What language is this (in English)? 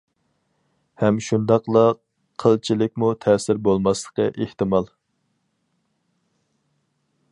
Uyghur